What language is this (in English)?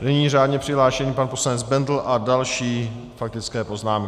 Czech